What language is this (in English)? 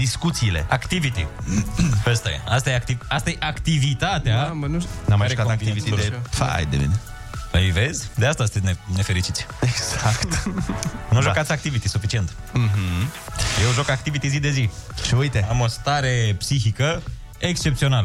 Romanian